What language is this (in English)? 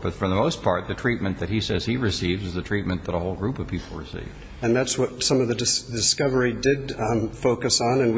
English